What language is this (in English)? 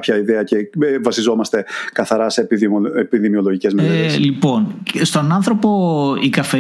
Greek